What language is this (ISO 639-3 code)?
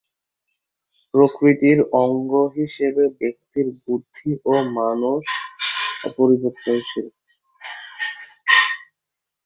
ben